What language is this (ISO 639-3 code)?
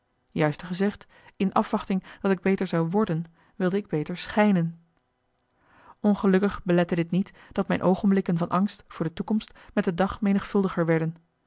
nld